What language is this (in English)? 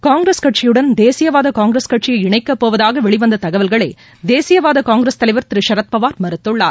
Tamil